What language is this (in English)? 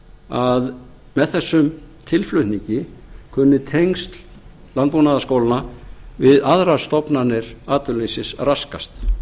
Icelandic